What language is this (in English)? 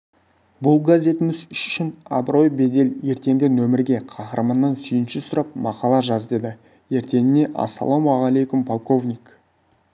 Kazakh